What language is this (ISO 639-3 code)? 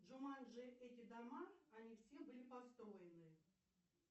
rus